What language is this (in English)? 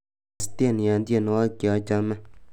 Kalenjin